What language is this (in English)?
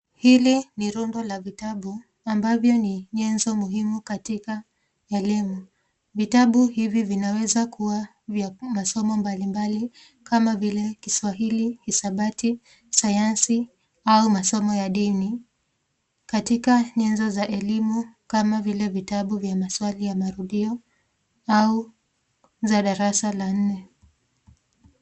Swahili